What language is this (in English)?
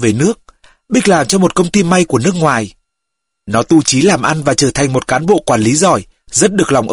Vietnamese